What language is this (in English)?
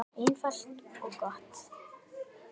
Icelandic